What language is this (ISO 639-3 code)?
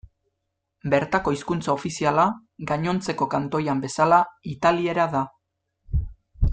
eus